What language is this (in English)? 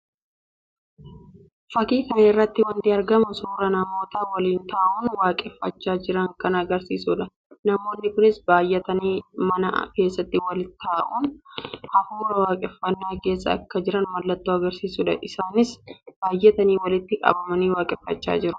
Oromo